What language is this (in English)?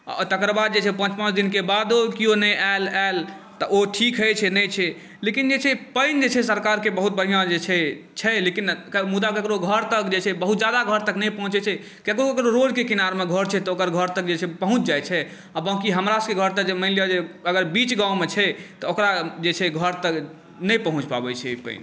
Maithili